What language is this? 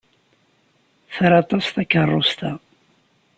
Kabyle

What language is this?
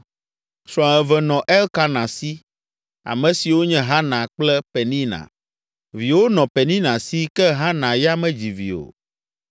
Ewe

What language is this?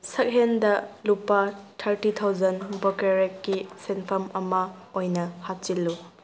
Manipuri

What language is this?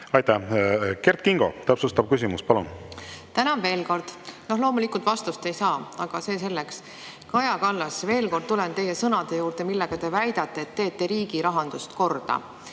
Estonian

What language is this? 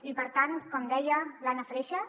Catalan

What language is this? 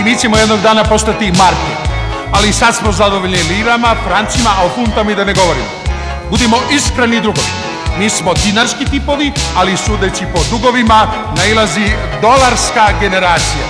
Greek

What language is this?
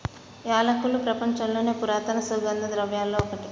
Telugu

